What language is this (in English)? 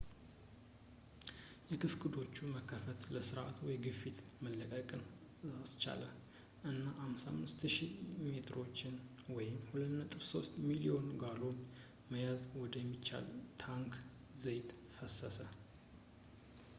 Amharic